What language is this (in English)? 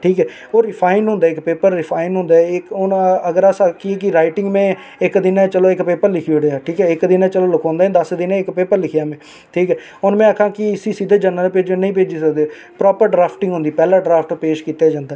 Dogri